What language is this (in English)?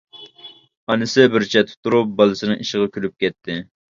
Uyghur